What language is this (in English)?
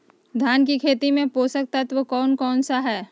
Magahi